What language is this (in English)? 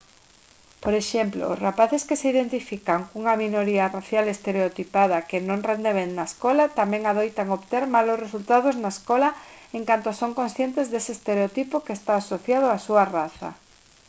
Galician